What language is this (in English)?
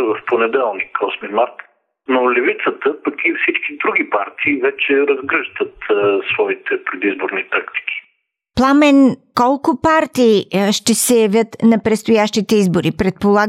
Bulgarian